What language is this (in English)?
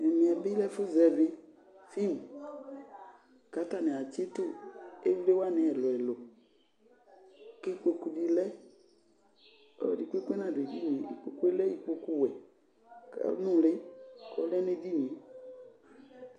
Ikposo